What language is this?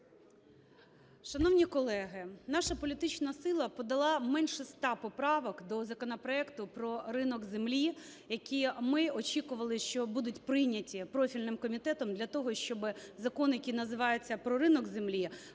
Ukrainian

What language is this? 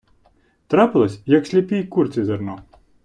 Ukrainian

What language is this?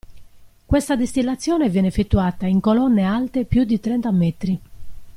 Italian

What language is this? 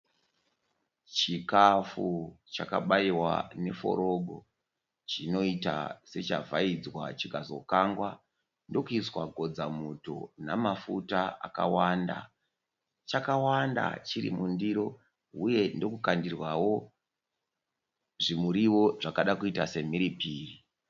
Shona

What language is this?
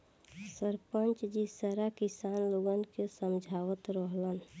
Bhojpuri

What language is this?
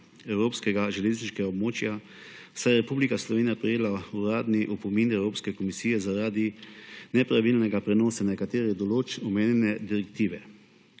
Slovenian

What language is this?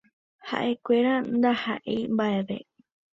Guarani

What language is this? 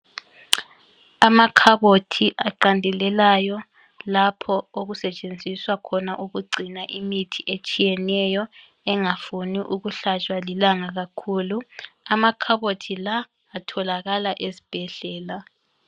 North Ndebele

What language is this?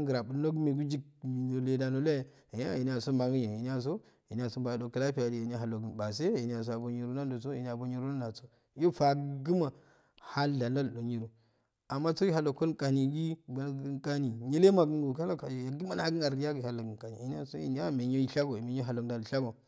Afade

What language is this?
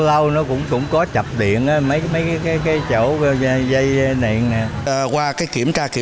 Vietnamese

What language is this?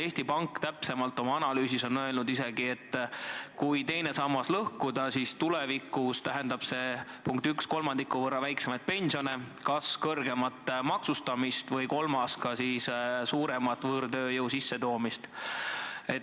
Estonian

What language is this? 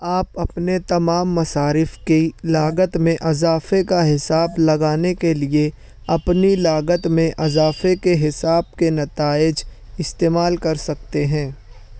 Urdu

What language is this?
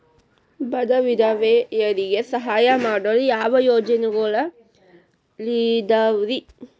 Kannada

